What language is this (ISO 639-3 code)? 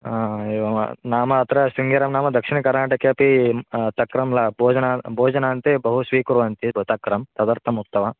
san